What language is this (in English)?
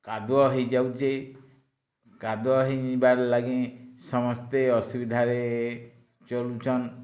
Odia